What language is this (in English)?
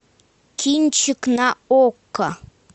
Russian